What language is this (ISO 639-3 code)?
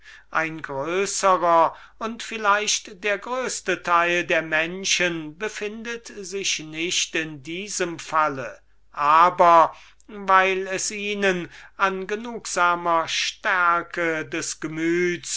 deu